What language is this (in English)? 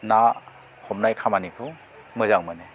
Bodo